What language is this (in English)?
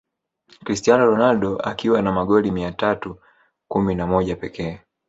Swahili